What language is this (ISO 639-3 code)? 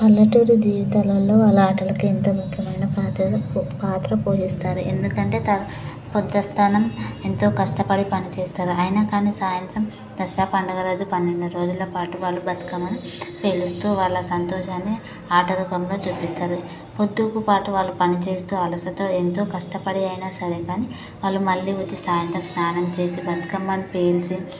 tel